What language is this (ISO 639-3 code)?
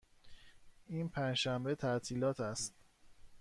fas